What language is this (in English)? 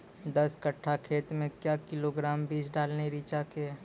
Maithili